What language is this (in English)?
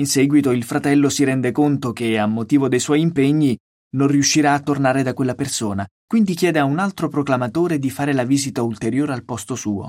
Italian